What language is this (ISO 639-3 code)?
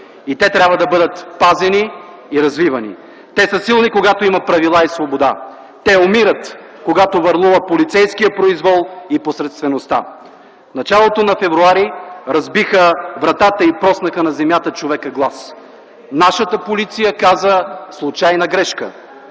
bul